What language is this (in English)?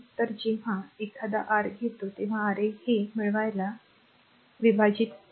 Marathi